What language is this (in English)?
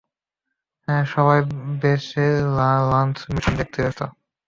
Bangla